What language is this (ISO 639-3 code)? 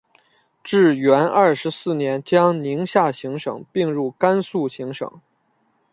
zho